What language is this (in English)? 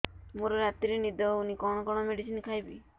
Odia